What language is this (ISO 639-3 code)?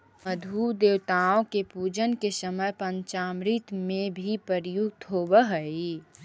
mag